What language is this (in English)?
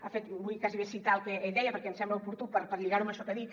Catalan